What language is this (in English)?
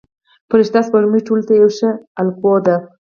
Pashto